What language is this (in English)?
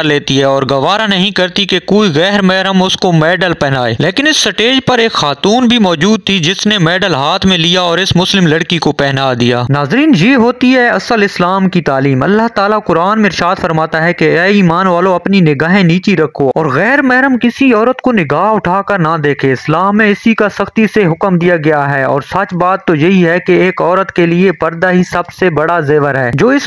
Hindi